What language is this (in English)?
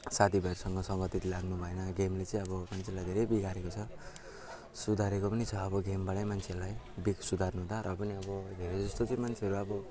Nepali